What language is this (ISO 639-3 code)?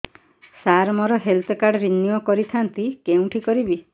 ori